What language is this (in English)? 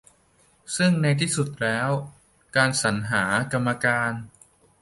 Thai